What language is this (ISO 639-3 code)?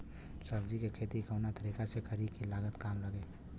bho